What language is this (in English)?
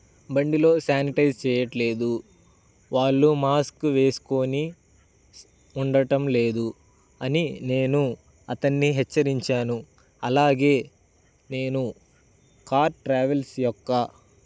Telugu